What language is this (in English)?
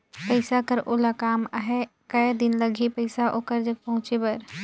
Chhattisgarhi